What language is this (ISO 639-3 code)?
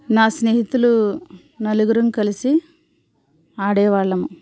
tel